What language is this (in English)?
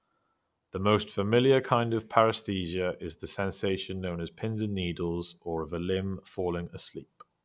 English